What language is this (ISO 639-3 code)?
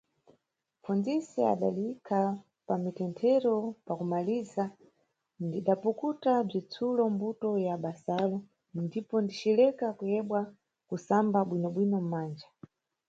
nyu